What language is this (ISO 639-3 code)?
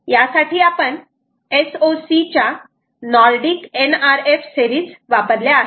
mar